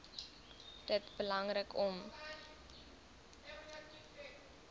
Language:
Afrikaans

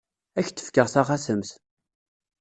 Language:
Kabyle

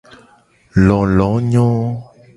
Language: Gen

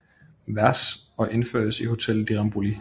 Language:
Danish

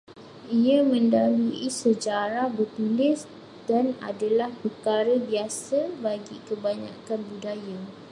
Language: Malay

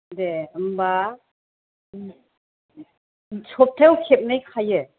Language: Bodo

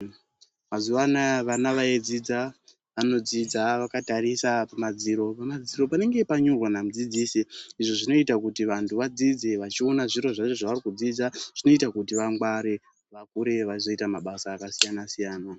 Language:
Ndau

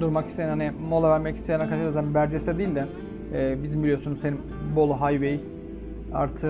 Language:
Turkish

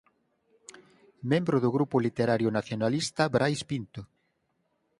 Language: Galician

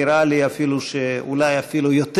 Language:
Hebrew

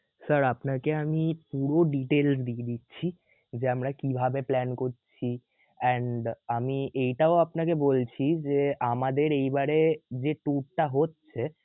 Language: Bangla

